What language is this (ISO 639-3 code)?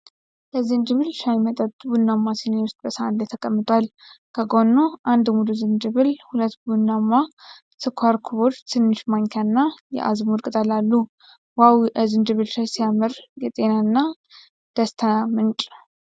amh